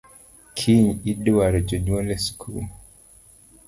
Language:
Luo (Kenya and Tanzania)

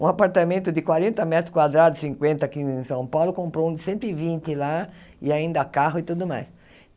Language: Portuguese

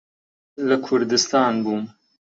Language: Central Kurdish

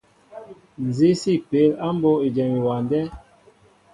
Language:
Mbo (Cameroon)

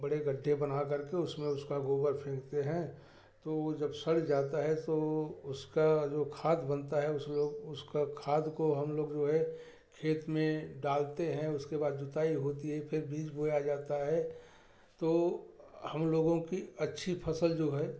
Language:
Hindi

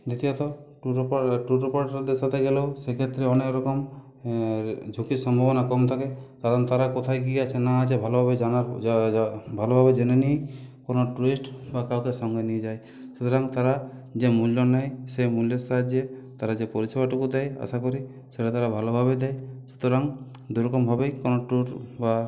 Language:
Bangla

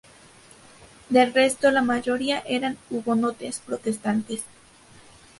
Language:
Spanish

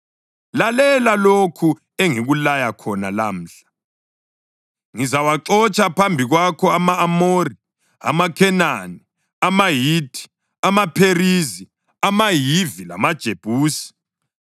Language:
North Ndebele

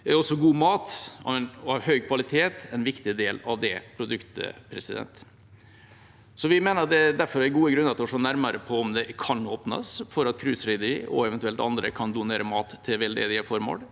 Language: Norwegian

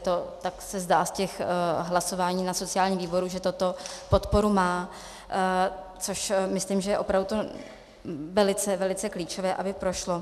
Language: Czech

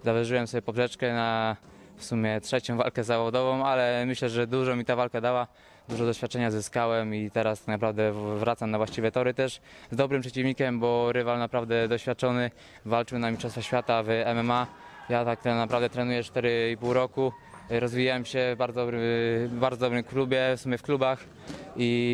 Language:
Polish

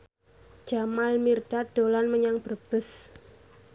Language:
Javanese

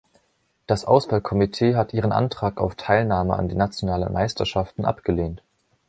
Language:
German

